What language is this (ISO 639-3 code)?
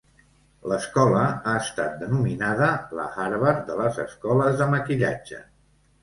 cat